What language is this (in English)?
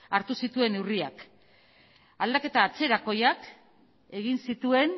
Basque